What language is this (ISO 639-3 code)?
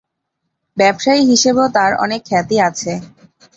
ben